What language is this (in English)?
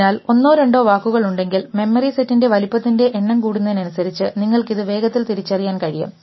Malayalam